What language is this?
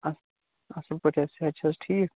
Kashmiri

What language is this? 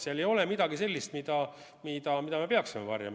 Estonian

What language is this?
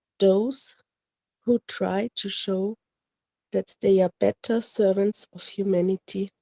English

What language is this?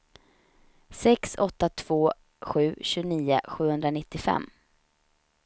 Swedish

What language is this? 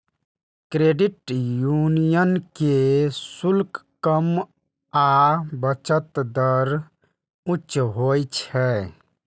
Maithili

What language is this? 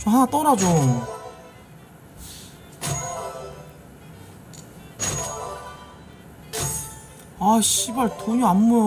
Korean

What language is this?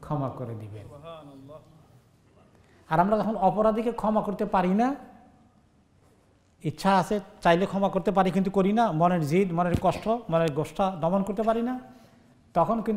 Arabic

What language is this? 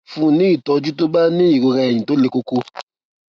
Yoruba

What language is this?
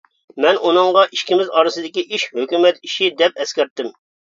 Uyghur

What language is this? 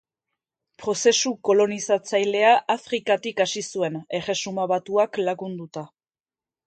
Basque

